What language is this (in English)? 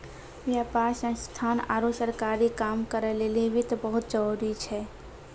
Maithili